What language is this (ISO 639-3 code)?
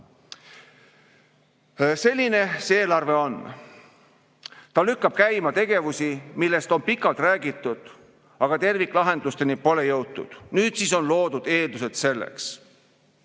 est